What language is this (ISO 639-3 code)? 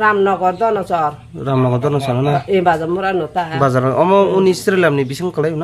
tha